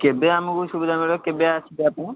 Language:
Odia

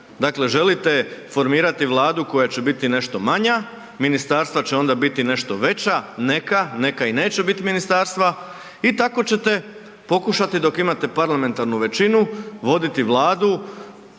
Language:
Croatian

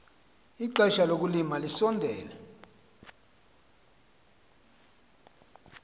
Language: Xhosa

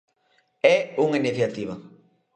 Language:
Galician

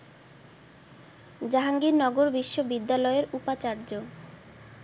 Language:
Bangla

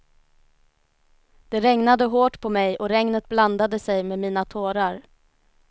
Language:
Swedish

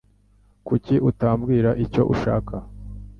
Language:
Kinyarwanda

